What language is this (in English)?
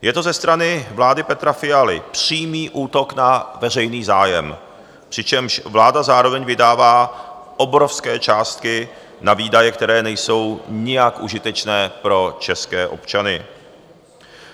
Czech